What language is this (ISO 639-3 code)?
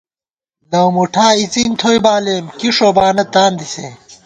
gwt